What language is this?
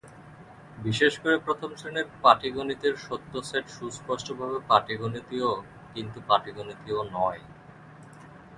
Bangla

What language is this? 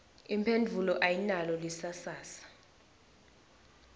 Swati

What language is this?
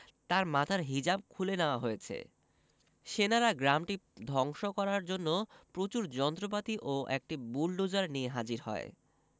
Bangla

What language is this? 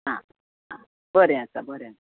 Konkani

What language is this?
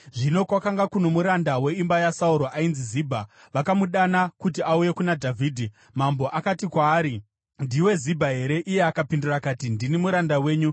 Shona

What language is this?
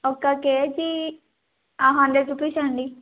Telugu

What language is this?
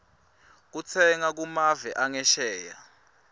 Swati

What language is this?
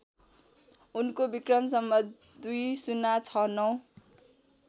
Nepali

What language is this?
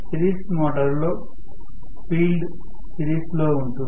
Telugu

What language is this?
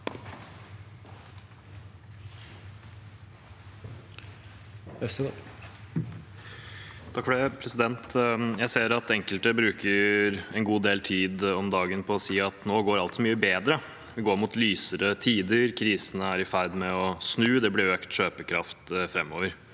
Norwegian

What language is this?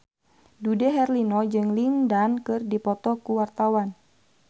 Sundanese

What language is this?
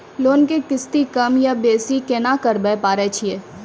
Maithili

